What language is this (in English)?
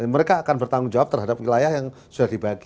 Indonesian